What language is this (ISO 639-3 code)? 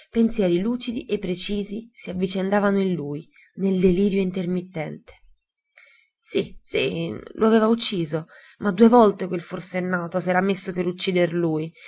ita